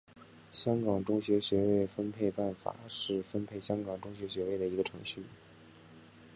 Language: Chinese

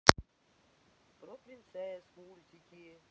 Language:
Russian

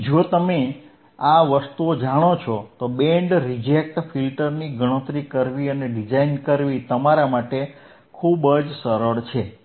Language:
Gujarati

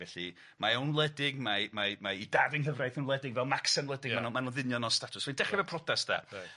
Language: Welsh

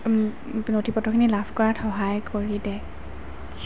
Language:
Assamese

